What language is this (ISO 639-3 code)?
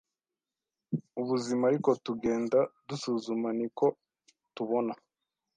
kin